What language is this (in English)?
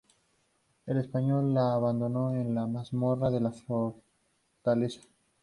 Spanish